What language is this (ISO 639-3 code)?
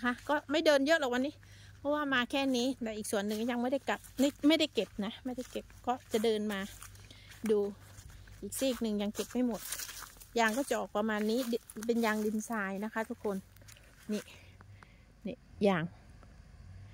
tha